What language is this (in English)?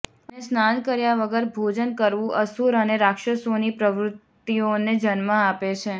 Gujarati